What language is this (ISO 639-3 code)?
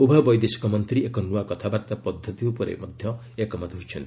ori